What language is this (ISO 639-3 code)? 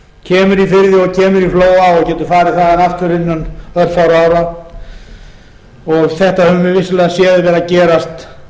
isl